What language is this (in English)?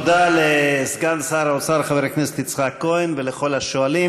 Hebrew